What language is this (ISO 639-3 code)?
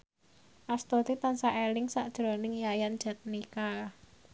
jav